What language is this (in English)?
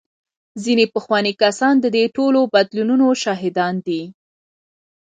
Pashto